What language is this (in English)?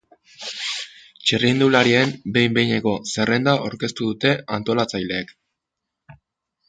Basque